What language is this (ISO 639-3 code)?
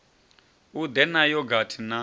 ven